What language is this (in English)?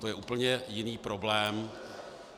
Czech